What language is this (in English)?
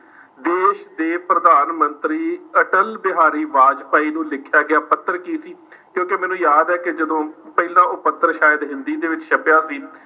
Punjabi